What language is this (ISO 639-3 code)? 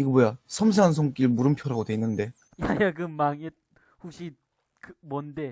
kor